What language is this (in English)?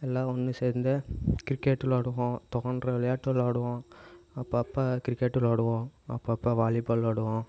Tamil